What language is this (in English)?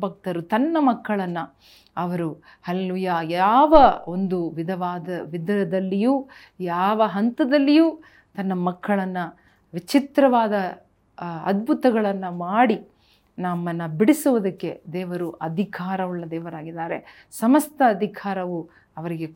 Kannada